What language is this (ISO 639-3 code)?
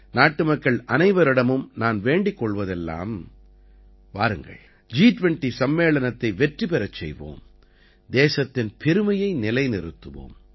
tam